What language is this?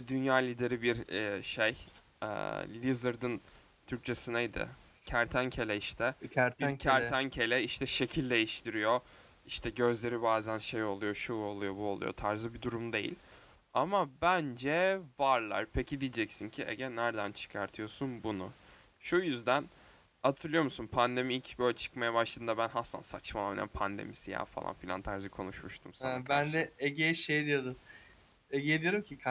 Turkish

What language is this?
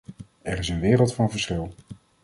Dutch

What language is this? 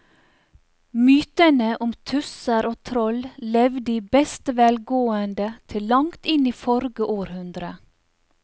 Norwegian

